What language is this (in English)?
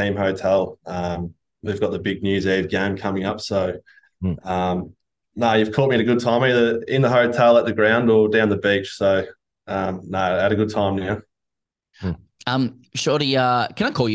English